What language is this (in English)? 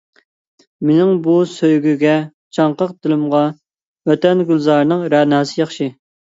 Uyghur